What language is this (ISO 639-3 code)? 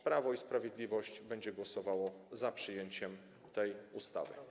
pol